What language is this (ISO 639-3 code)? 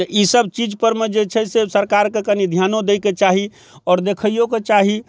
mai